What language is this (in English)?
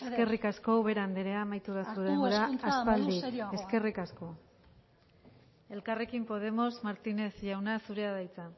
Basque